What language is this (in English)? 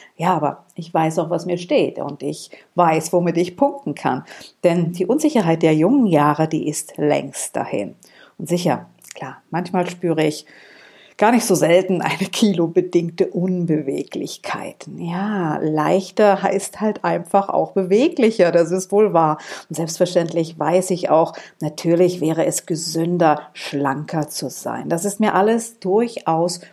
German